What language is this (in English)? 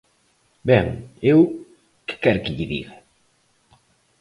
Galician